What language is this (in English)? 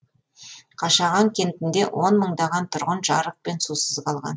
Kazakh